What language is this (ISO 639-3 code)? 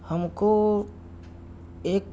urd